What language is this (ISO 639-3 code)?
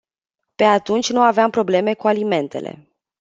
ron